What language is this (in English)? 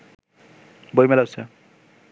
Bangla